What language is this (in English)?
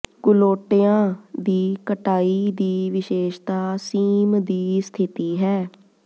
Punjabi